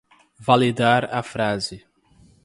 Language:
Portuguese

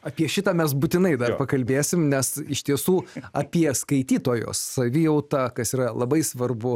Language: Lithuanian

